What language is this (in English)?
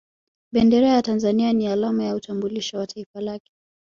Swahili